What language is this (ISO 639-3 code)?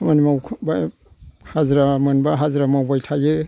brx